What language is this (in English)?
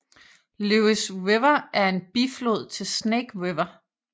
Danish